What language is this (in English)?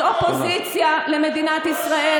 Hebrew